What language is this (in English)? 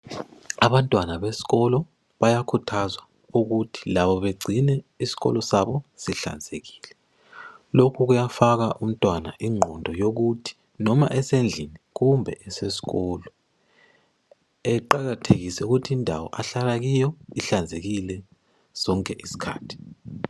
North Ndebele